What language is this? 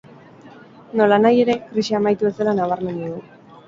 Basque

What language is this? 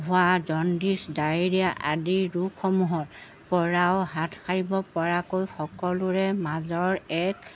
Assamese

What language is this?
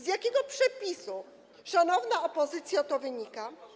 Polish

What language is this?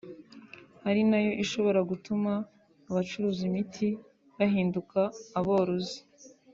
Kinyarwanda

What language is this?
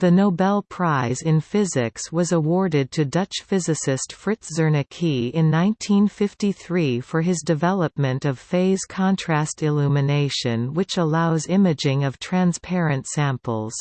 English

